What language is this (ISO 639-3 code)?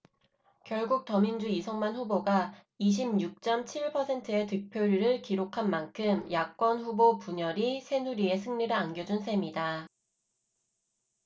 kor